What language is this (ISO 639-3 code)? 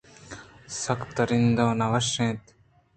bgp